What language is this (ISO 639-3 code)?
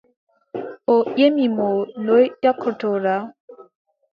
fub